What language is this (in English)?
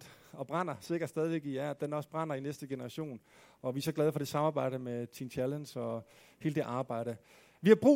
Danish